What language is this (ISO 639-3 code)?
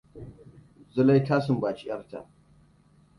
hau